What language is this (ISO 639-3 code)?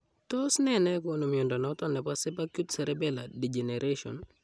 kln